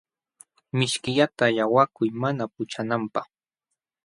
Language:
Jauja Wanca Quechua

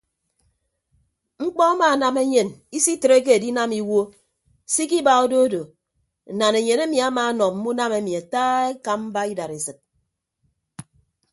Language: Ibibio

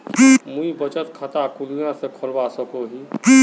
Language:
Magahi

